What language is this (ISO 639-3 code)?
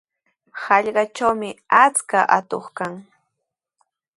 qws